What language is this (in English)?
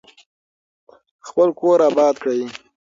Pashto